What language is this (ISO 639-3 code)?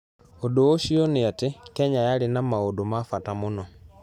kik